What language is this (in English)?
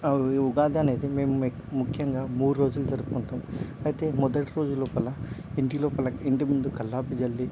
Telugu